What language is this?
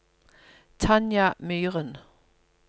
Norwegian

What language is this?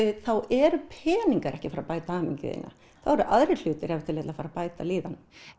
Icelandic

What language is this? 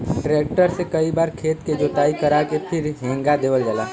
Bhojpuri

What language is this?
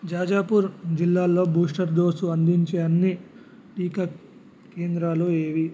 Telugu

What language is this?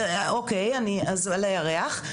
Hebrew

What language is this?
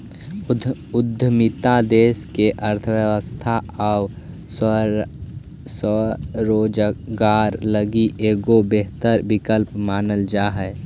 Magahi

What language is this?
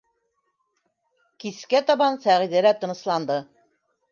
Bashkir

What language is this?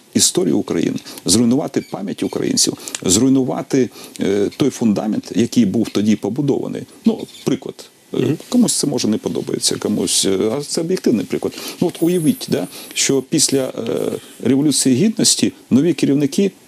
Ukrainian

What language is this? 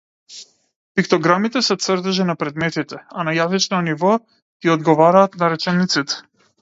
Macedonian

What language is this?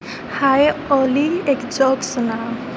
Urdu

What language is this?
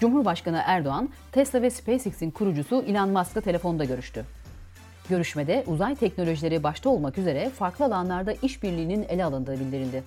Turkish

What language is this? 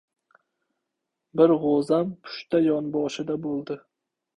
Uzbek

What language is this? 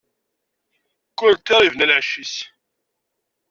Kabyle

